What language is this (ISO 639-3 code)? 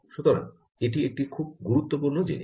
ben